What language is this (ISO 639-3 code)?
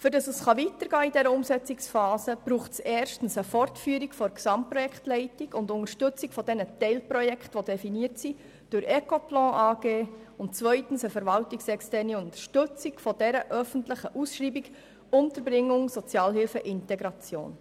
gsw